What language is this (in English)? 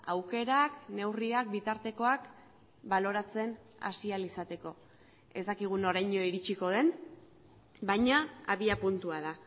Basque